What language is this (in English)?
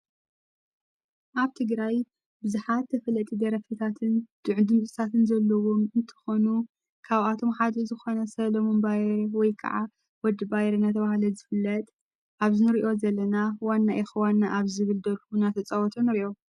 Tigrinya